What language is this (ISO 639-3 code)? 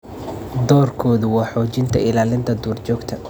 som